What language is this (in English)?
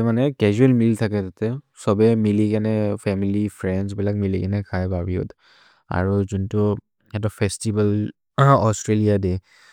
Maria (India)